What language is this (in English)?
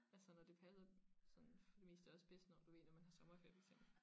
Danish